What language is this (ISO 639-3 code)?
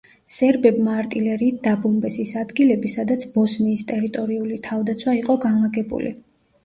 kat